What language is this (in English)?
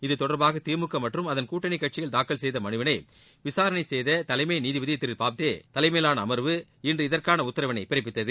Tamil